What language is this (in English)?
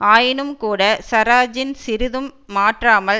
Tamil